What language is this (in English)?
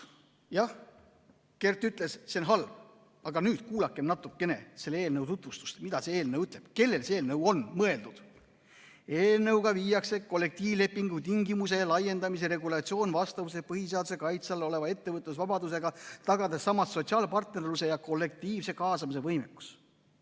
Estonian